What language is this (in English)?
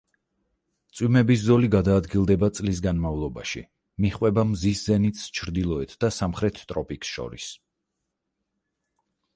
Georgian